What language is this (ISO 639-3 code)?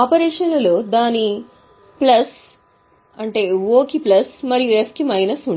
tel